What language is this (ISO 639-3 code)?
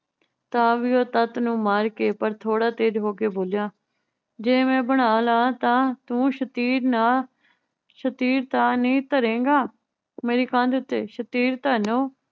pan